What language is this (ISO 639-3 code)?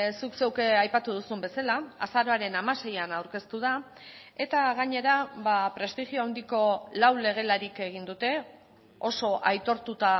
eus